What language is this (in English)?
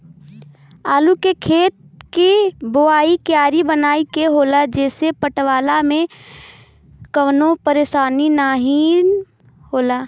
Bhojpuri